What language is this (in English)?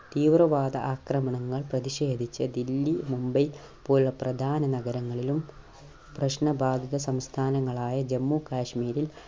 Malayalam